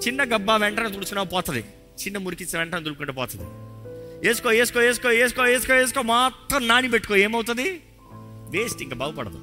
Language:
Telugu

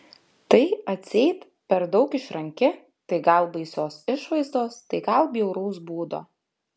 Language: Lithuanian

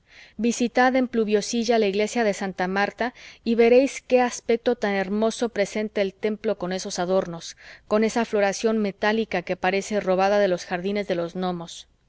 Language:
Spanish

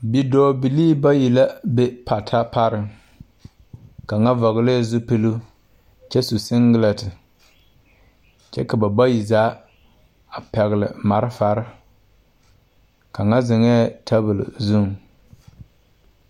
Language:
Southern Dagaare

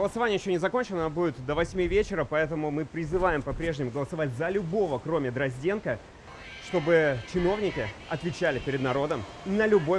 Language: Russian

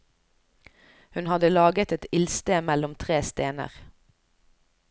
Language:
Norwegian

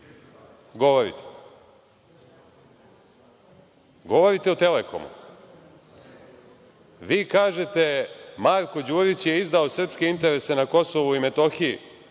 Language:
Serbian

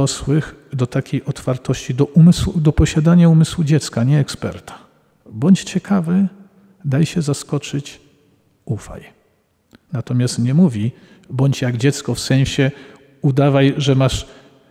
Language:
Polish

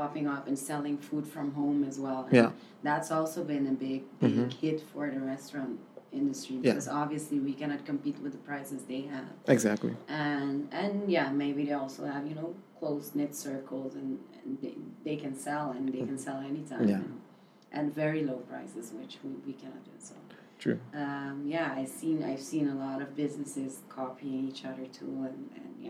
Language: English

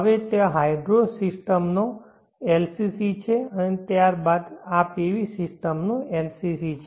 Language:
Gujarati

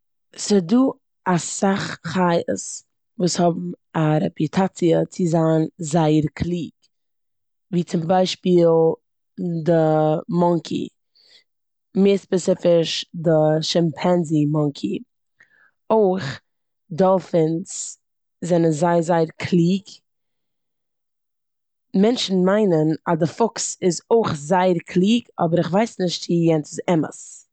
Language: Yiddish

